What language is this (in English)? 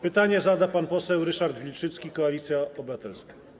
Polish